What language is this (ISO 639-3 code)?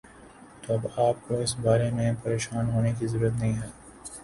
urd